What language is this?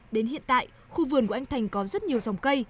Vietnamese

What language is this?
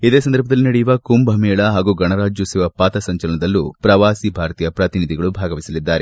Kannada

